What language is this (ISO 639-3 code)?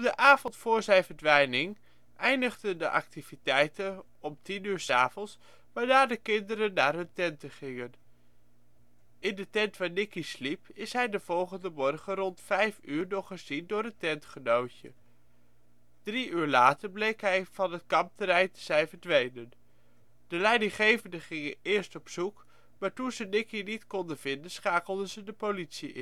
nld